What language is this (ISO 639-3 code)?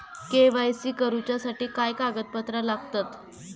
mar